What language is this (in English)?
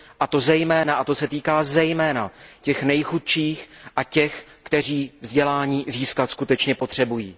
Czech